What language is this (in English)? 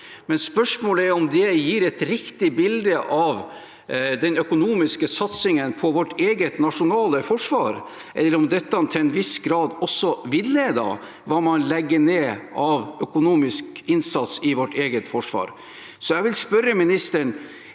Norwegian